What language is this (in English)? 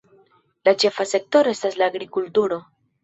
Esperanto